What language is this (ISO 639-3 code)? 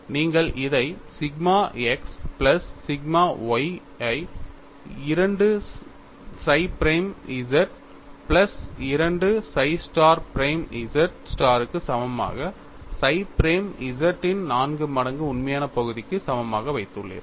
tam